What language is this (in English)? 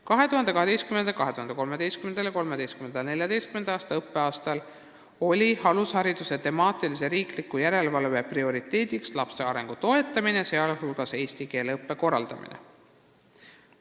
Estonian